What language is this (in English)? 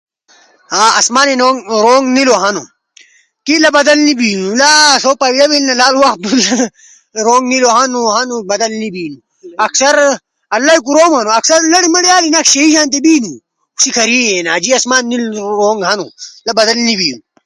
Ushojo